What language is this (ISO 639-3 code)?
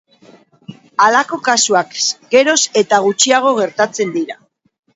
eus